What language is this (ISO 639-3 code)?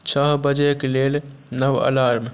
mai